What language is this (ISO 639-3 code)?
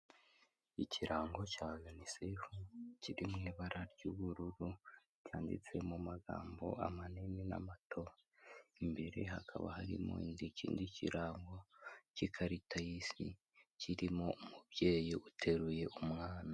kin